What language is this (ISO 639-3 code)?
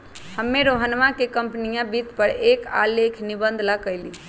mag